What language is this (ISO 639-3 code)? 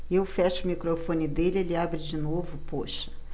por